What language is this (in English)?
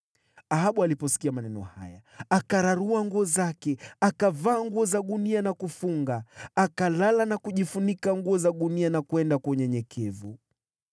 Swahili